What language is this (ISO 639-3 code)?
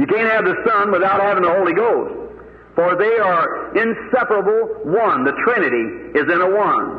ron